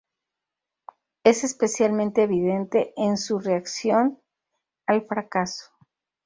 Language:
Spanish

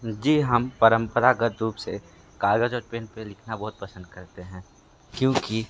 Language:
Hindi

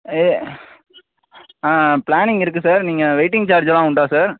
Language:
Tamil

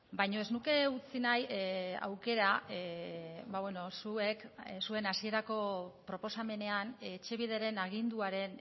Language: Basque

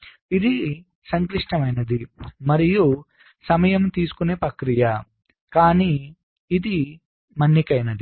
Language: Telugu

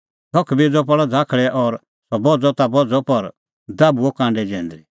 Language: Kullu Pahari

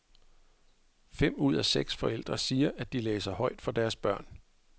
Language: Danish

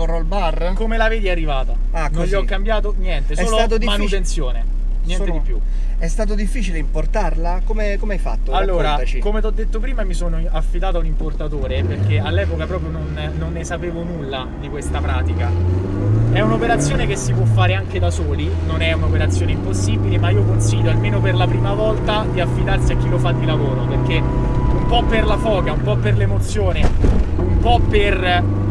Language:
Italian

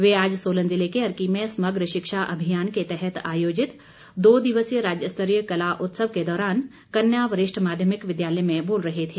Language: Hindi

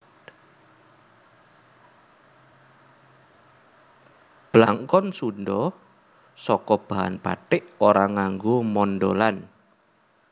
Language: Javanese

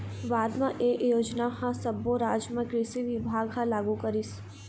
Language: Chhattisgarhi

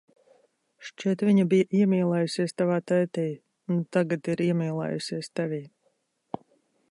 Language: Latvian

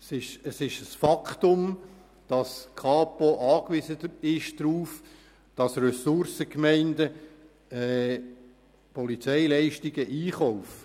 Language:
Swiss German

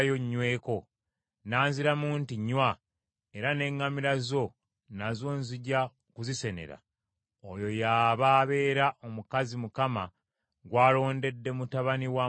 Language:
Ganda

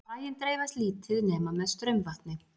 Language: Icelandic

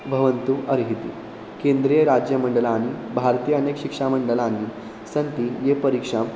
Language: Sanskrit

